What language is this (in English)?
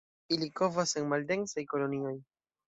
Esperanto